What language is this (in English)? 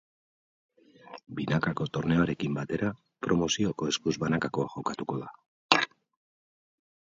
Basque